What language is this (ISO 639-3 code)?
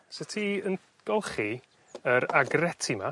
cym